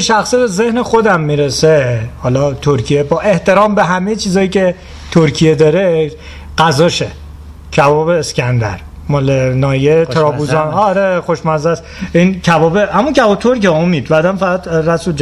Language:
Persian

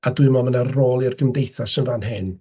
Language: Welsh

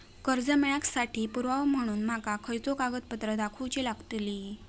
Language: Marathi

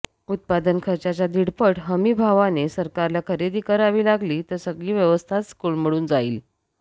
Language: Marathi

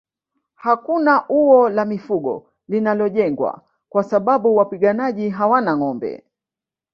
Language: Swahili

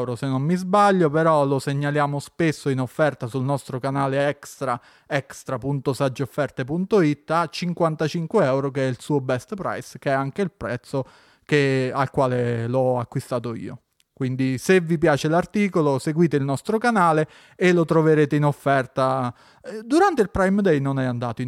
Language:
Italian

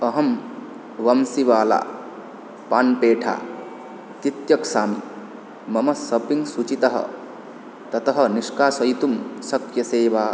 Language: Sanskrit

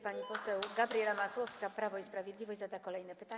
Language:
Polish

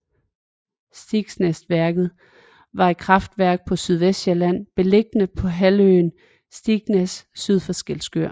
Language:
Danish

